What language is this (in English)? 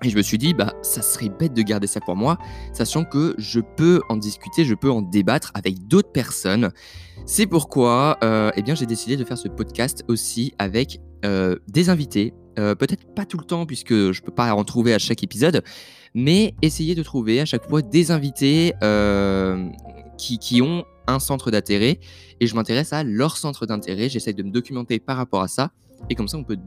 French